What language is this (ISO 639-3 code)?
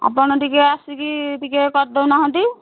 ori